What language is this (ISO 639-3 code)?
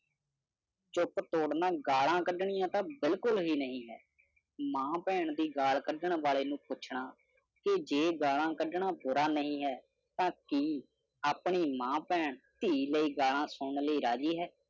pan